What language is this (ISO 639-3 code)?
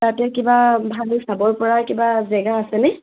asm